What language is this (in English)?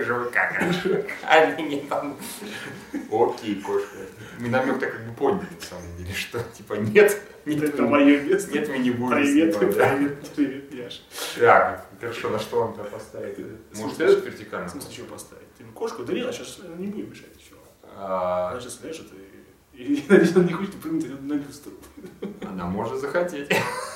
Russian